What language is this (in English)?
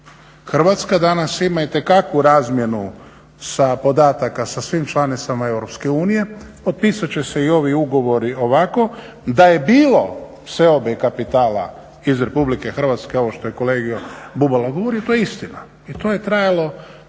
Croatian